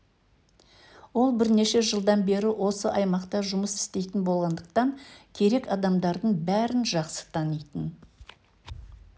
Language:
Kazakh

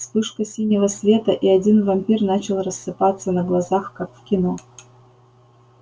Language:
Russian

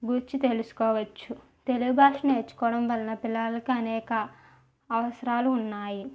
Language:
Telugu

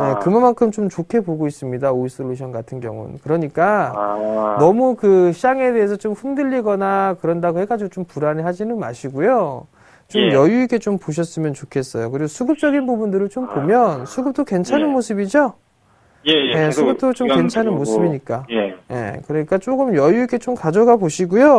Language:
Korean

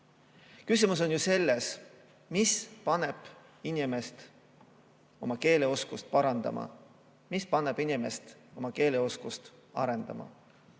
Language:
Estonian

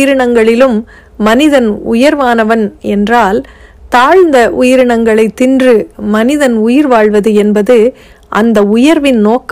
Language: Tamil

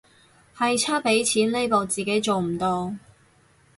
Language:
Cantonese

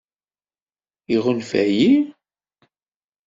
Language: Kabyle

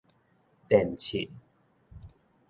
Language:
Min Nan Chinese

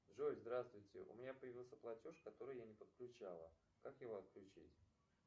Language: Russian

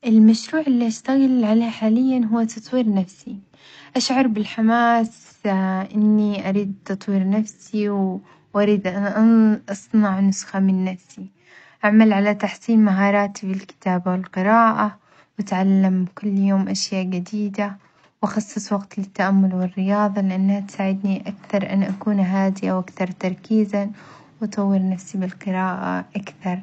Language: Omani Arabic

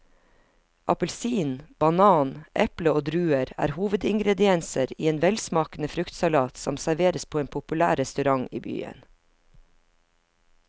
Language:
Norwegian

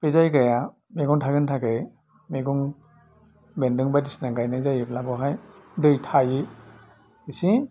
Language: Bodo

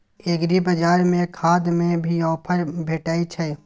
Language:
Maithili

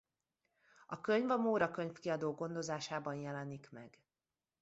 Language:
Hungarian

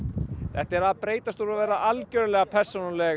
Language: Icelandic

